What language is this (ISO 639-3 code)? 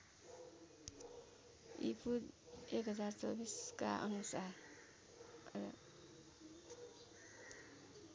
nep